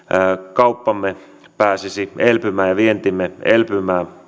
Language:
Finnish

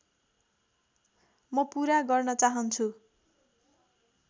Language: Nepali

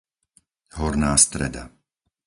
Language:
Slovak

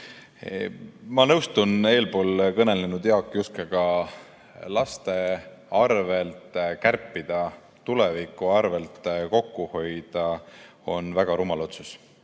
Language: Estonian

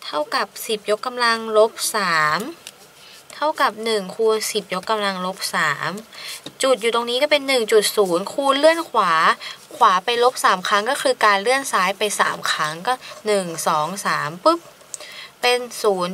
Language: Thai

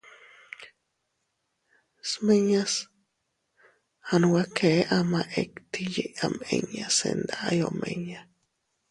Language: Teutila Cuicatec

